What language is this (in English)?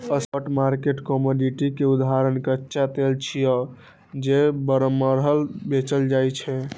Maithili